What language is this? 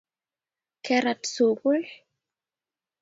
Kalenjin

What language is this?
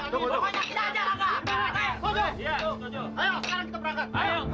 Indonesian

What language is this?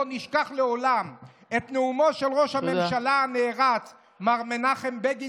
Hebrew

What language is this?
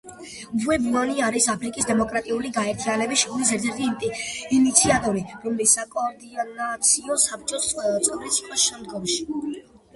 Georgian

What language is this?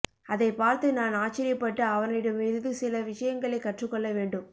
Tamil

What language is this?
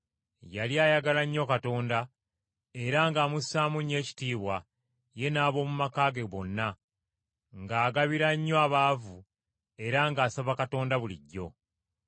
Ganda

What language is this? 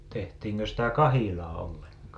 Finnish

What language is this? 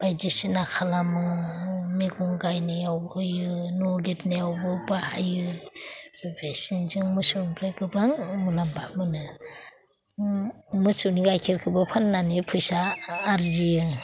Bodo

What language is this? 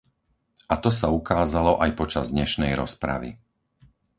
Slovak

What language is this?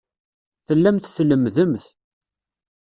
Kabyle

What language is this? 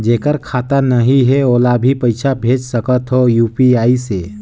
Chhattisgarhi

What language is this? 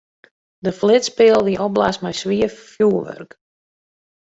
Western Frisian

